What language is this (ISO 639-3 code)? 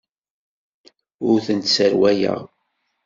kab